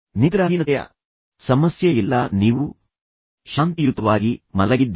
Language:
Kannada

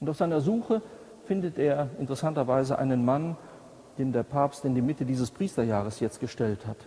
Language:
German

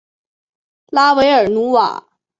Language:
Chinese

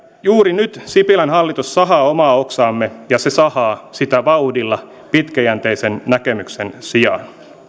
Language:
Finnish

